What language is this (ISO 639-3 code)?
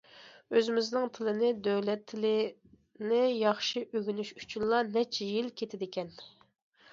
uig